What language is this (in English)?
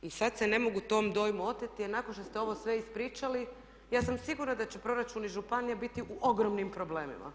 Croatian